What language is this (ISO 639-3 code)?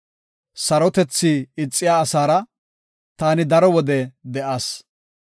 gof